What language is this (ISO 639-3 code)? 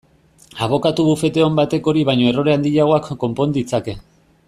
eus